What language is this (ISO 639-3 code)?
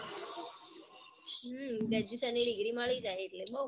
guj